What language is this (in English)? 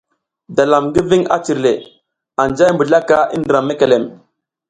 South Giziga